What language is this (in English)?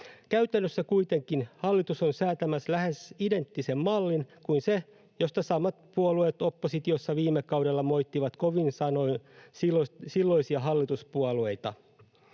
Finnish